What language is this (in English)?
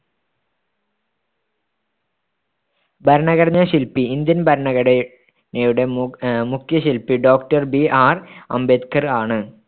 Malayalam